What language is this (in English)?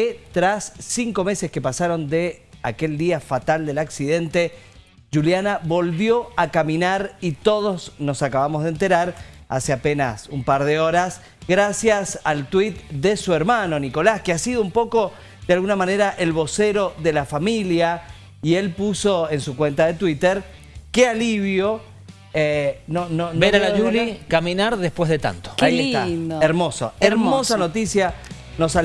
Spanish